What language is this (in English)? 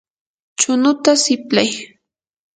Yanahuanca Pasco Quechua